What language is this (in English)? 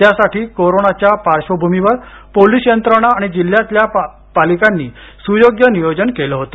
Marathi